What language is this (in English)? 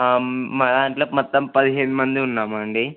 Telugu